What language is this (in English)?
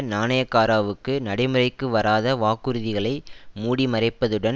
Tamil